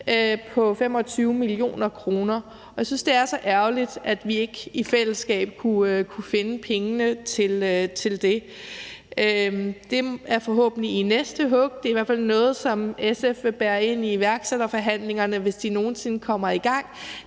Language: Danish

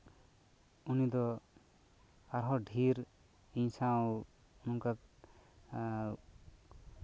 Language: Santali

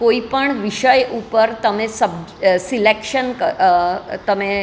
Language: Gujarati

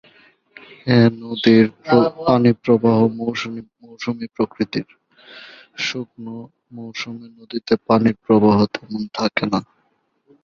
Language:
Bangla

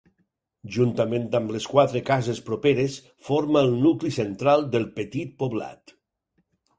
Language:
Catalan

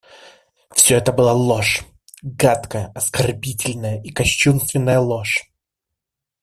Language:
Russian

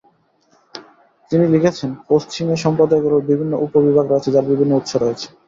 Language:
Bangla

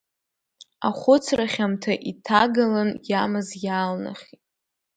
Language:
Abkhazian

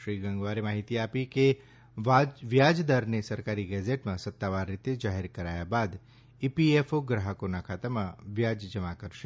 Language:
Gujarati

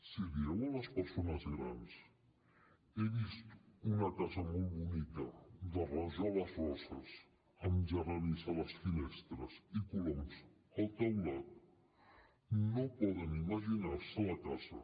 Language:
Catalan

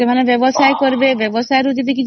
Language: Odia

